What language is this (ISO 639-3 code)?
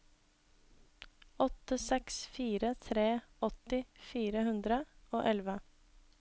nor